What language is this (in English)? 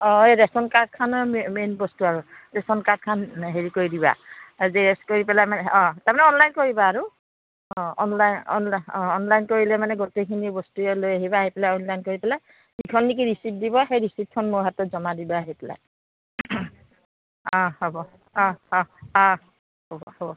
Assamese